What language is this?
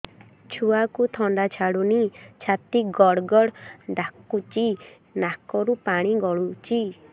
Odia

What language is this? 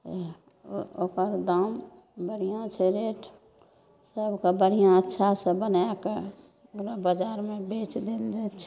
Maithili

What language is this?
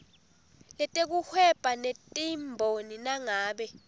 Swati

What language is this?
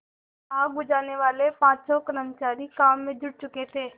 Hindi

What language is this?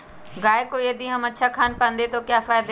Magahi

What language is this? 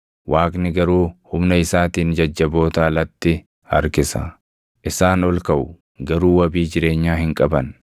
Oromo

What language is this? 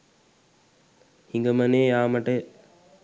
Sinhala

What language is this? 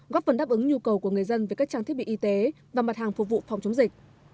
Vietnamese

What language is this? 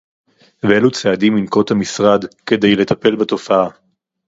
Hebrew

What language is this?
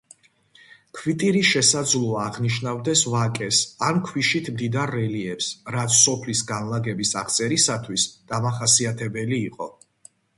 Georgian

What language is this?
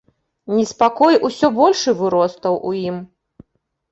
Belarusian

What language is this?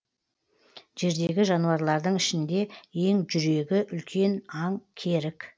Kazakh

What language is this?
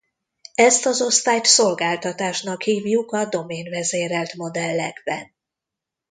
Hungarian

